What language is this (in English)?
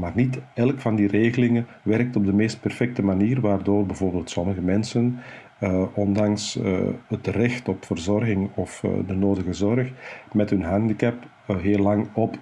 Dutch